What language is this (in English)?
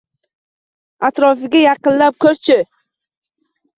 Uzbek